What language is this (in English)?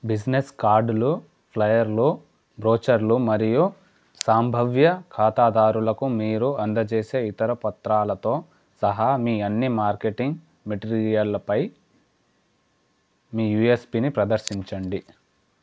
Telugu